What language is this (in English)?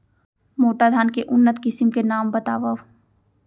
Chhattisgarhi